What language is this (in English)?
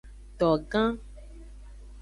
Aja (Benin)